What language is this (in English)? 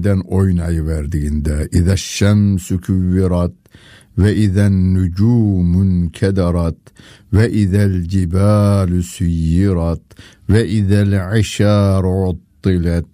Turkish